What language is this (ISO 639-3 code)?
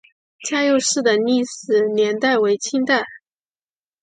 zho